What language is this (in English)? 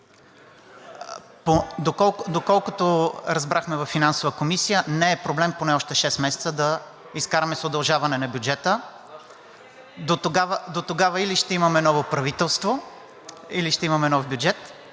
Bulgarian